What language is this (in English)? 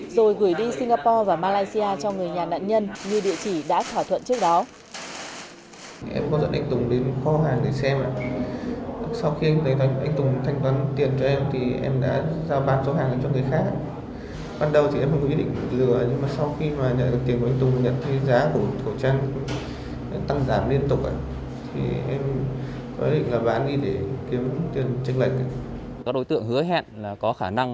Vietnamese